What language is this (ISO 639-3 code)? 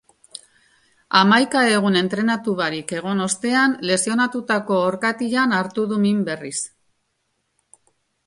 eus